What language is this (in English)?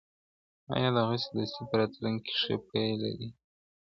Pashto